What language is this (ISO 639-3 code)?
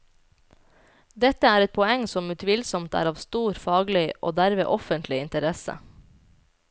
nor